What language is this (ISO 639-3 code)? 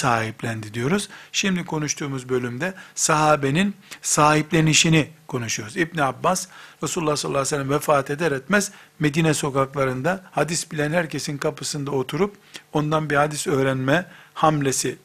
tur